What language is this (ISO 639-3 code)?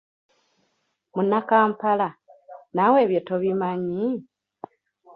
lug